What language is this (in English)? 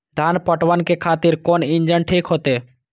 Maithili